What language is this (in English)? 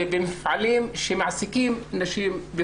Hebrew